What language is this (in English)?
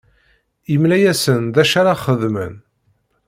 Kabyle